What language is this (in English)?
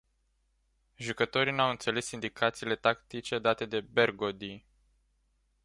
Romanian